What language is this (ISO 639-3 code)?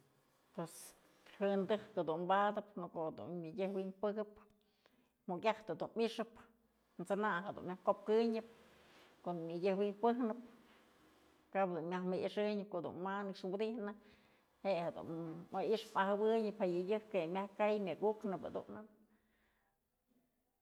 mzl